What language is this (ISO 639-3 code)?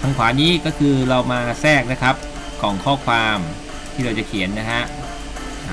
tha